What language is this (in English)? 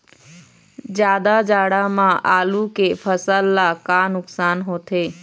Chhattisgarhi